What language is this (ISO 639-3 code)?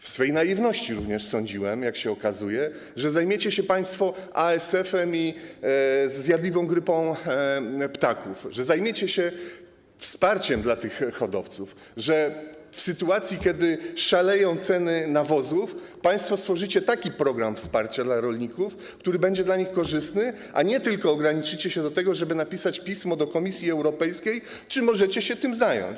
pol